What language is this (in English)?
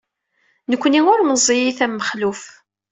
Kabyle